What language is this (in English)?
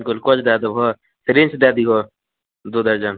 Maithili